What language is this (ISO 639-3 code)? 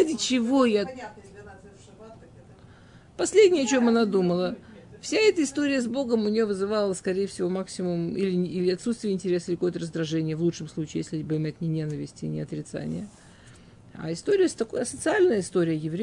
rus